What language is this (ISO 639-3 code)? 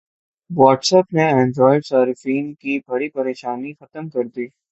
urd